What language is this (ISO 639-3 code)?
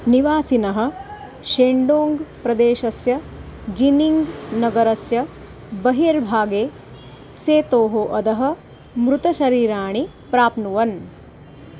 san